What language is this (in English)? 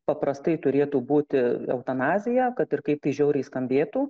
Lithuanian